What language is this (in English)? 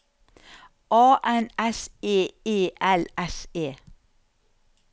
Norwegian